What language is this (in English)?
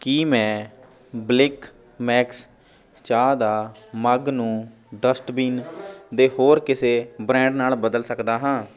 Punjabi